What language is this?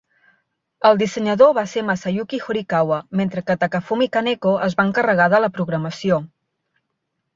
Catalan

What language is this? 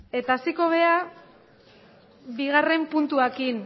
Basque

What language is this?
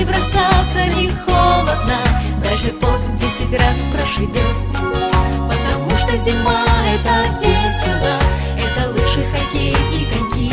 Bulgarian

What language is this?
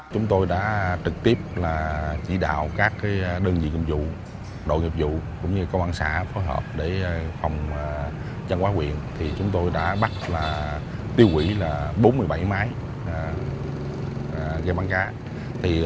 Vietnamese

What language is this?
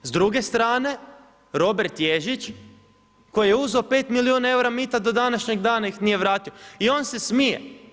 Croatian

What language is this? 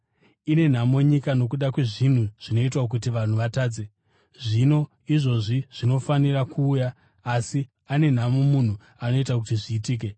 Shona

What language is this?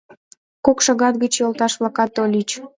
Mari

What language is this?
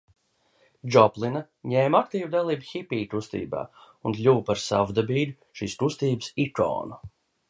Latvian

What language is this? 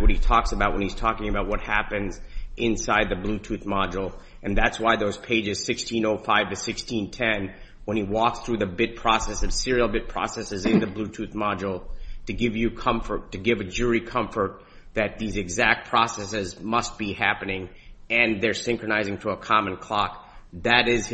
English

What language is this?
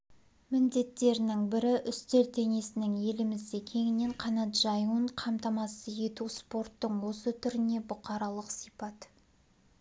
Kazakh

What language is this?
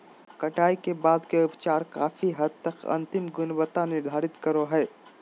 Magahi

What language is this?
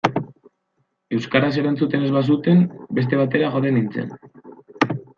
Basque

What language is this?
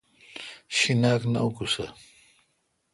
Kalkoti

